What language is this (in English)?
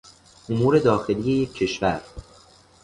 Persian